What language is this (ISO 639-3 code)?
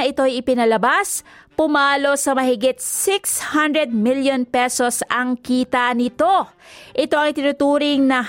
fil